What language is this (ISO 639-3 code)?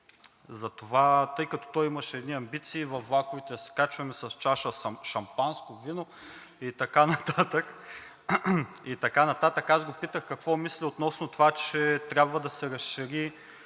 bul